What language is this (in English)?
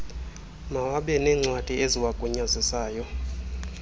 Xhosa